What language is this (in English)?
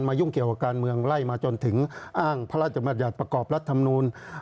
Thai